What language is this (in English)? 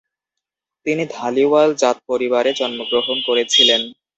Bangla